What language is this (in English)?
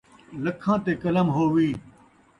Saraiki